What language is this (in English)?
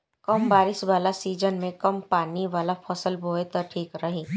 Bhojpuri